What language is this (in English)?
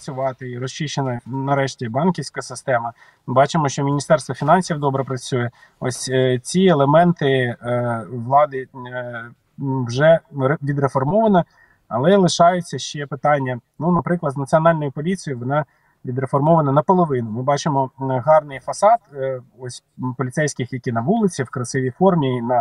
Ukrainian